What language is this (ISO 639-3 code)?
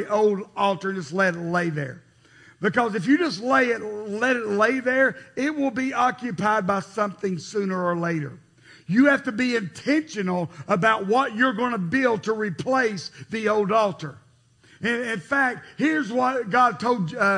eng